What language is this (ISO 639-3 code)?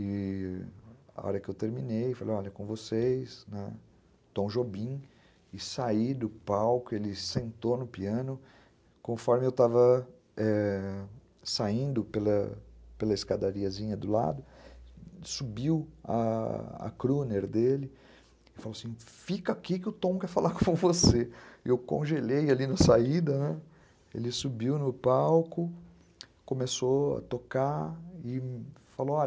por